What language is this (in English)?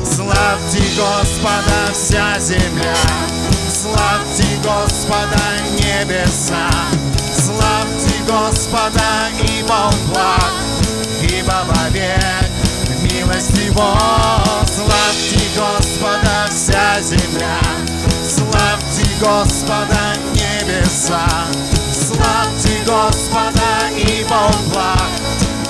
Russian